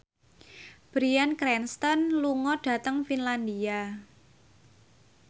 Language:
Javanese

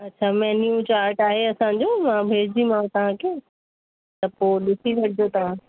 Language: Sindhi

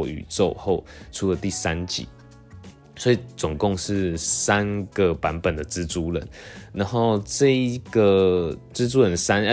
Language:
Chinese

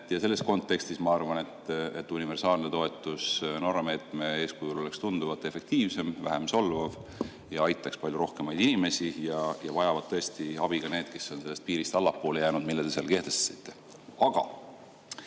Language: Estonian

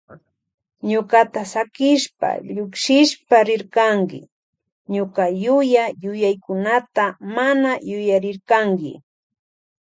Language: Loja Highland Quichua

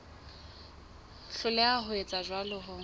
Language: Southern Sotho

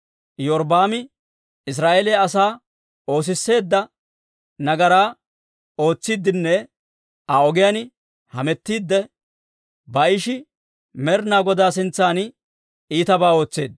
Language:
Dawro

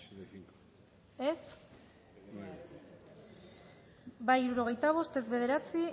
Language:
Basque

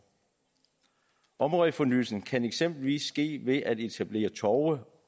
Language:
Danish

